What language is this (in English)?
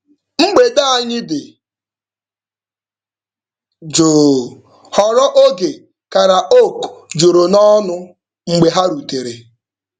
Igbo